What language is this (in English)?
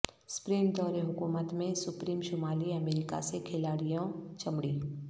Urdu